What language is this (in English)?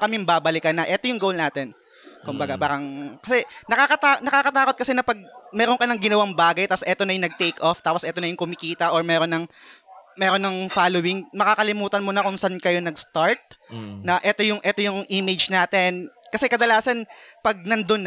Filipino